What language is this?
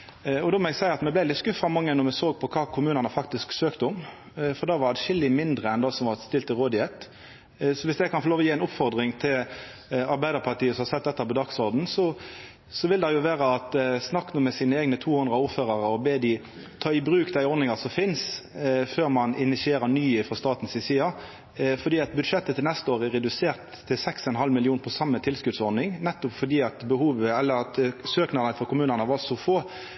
Norwegian Nynorsk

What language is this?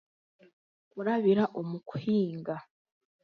Chiga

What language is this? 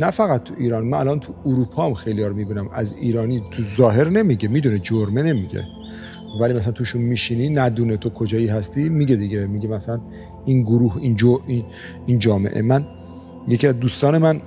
Persian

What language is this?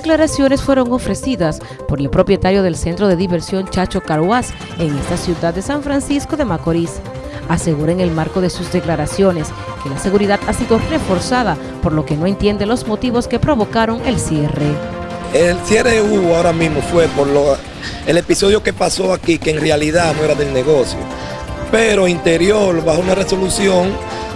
Spanish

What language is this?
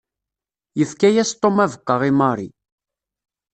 Kabyle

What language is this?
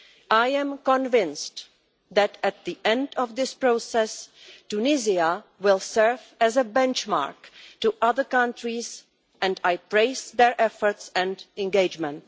English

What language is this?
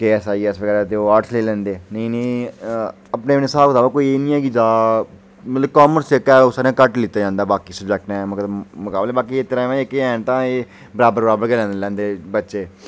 Dogri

